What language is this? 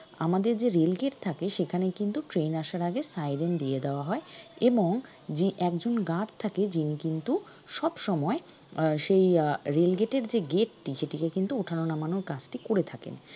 Bangla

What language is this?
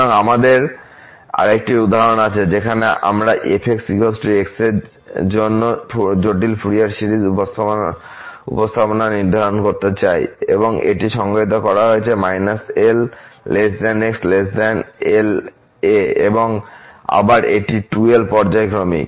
Bangla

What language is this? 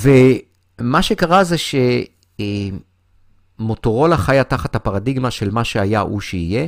Hebrew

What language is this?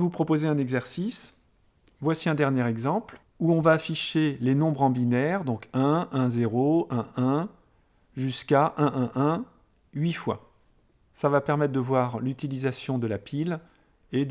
French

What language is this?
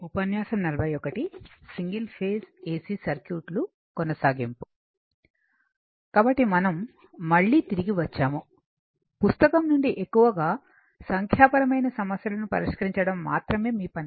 Telugu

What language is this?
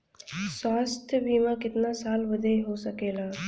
Bhojpuri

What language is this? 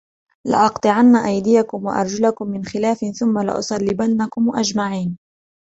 Arabic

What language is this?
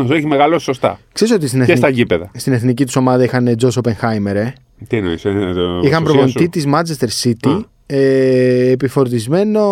Greek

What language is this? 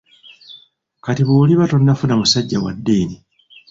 Ganda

